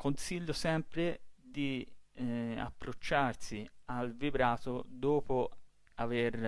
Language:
Italian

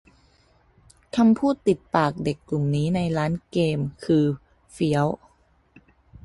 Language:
Thai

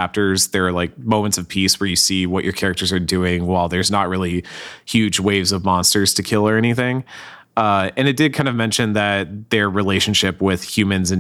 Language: English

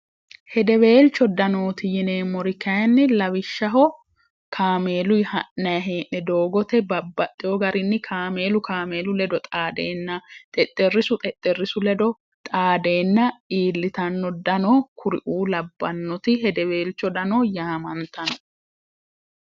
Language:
Sidamo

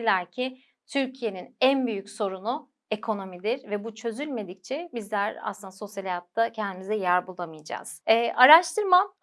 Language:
Turkish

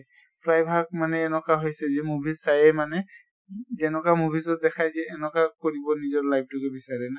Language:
Assamese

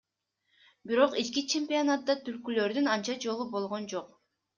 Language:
Kyrgyz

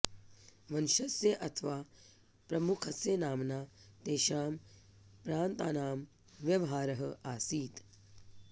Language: Sanskrit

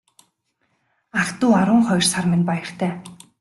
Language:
Mongolian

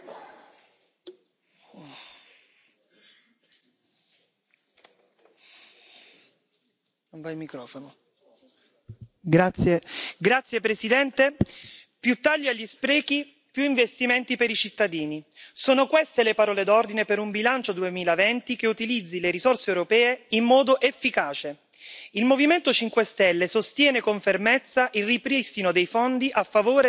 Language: Italian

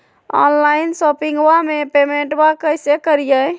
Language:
Magahi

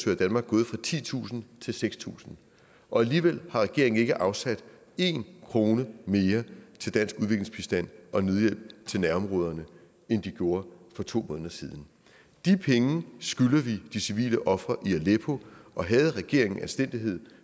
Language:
Danish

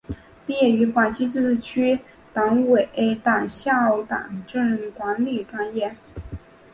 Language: Chinese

